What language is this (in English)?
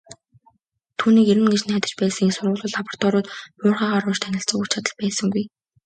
Mongolian